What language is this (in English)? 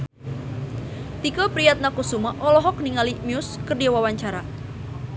Sundanese